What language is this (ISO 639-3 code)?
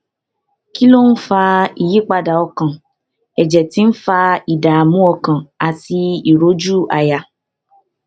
yor